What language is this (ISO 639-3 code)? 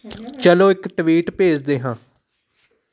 pan